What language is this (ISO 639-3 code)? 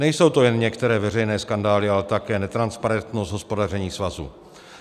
ces